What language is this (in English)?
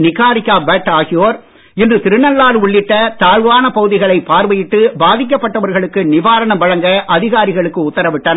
Tamil